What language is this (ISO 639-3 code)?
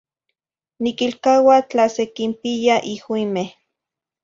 nhi